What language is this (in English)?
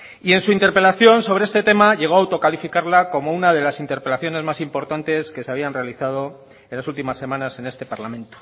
Spanish